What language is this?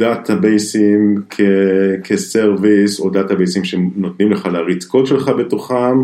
Hebrew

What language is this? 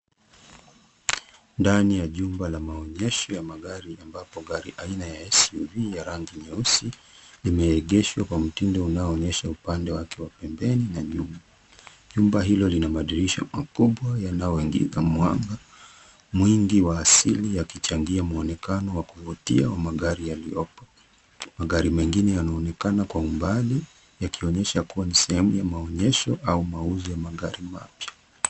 Swahili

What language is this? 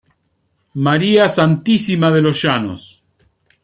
Spanish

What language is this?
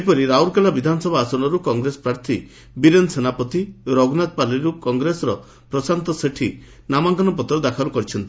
Odia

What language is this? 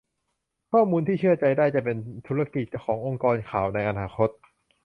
Thai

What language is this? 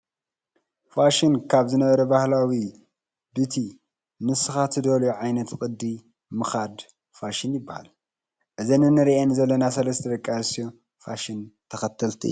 Tigrinya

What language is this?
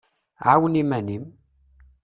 Kabyle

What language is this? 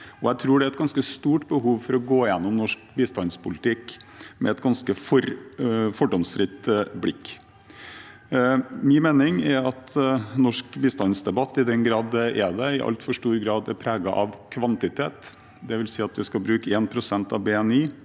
Norwegian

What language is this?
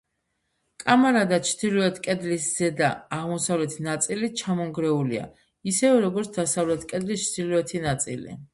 Georgian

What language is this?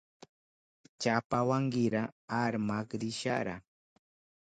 Southern Pastaza Quechua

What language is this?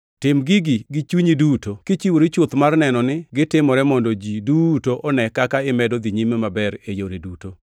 Luo (Kenya and Tanzania)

